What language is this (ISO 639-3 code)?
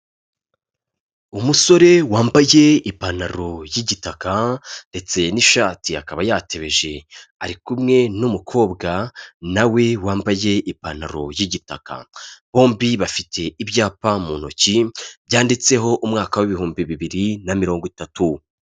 kin